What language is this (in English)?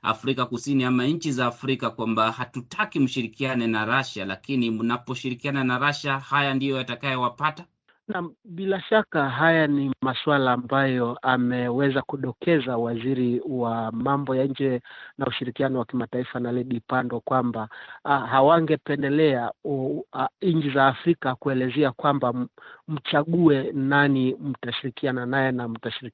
Swahili